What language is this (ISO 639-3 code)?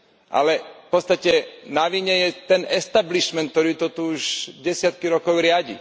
slk